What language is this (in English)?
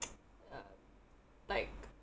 English